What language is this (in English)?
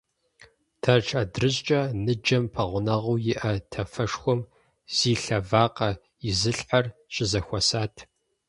Kabardian